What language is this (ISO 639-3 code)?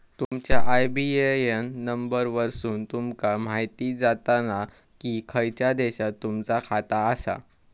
mar